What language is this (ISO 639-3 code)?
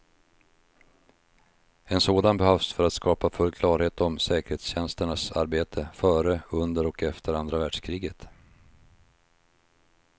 swe